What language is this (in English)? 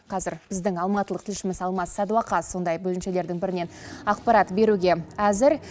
Kazakh